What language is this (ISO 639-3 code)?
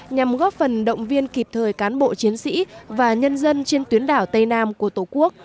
vie